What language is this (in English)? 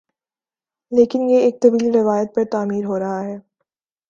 Urdu